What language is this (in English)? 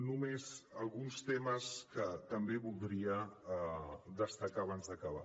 Catalan